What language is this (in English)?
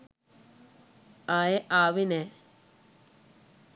Sinhala